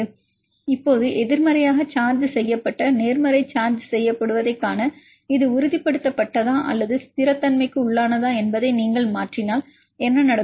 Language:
Tamil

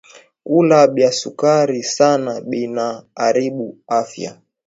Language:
Swahili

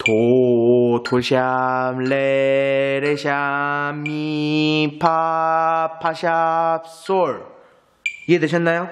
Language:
Korean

